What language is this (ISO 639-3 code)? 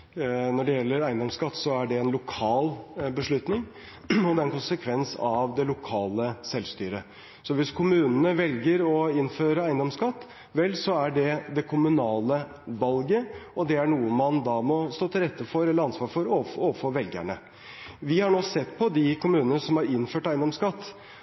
nob